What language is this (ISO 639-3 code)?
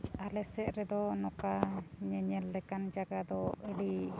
sat